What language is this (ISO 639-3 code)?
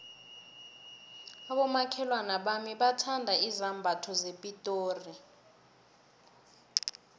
nbl